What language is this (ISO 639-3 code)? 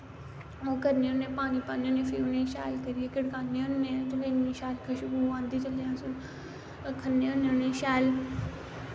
doi